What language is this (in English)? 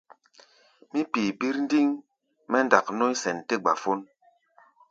Gbaya